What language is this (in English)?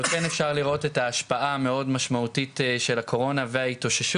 Hebrew